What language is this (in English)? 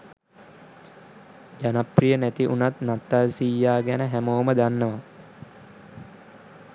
Sinhala